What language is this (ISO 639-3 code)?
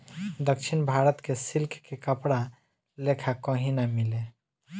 bho